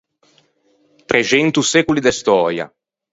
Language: Ligurian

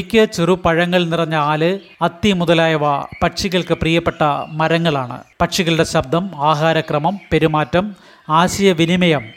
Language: Malayalam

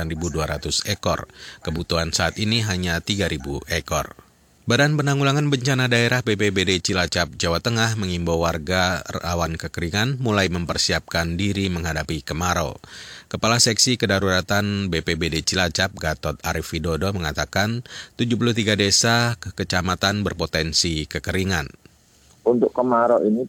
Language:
Indonesian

